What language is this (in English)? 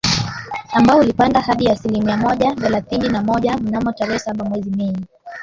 Swahili